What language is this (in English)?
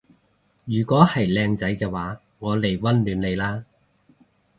Cantonese